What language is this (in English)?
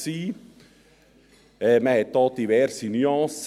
Swiss German